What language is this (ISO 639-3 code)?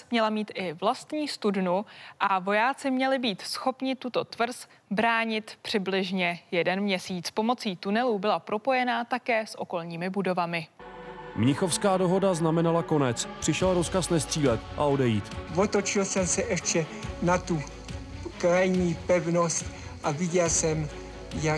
ces